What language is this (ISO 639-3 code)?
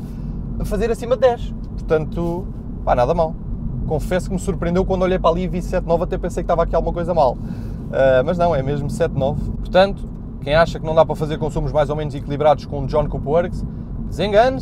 por